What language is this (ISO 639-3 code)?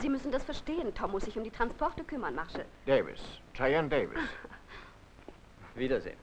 deu